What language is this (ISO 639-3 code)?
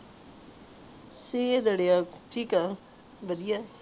pan